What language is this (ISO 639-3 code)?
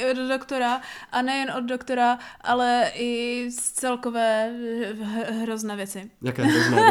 ces